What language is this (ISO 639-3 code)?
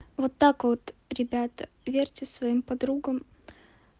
rus